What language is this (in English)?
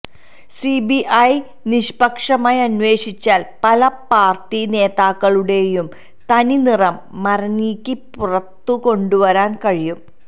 Malayalam